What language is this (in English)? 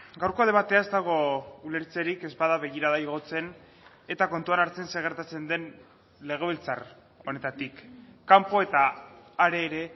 Basque